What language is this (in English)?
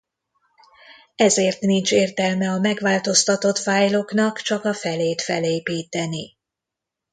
Hungarian